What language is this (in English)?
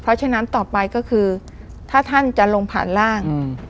Thai